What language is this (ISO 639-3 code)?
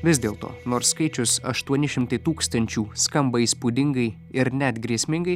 lit